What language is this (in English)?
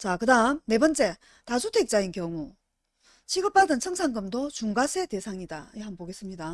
Korean